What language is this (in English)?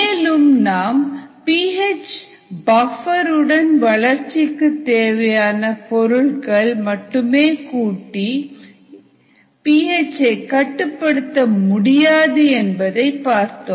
Tamil